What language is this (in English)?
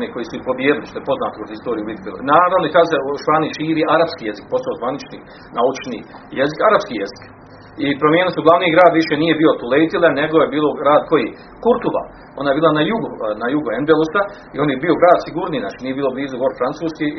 Croatian